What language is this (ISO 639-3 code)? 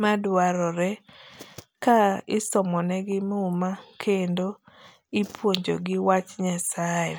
luo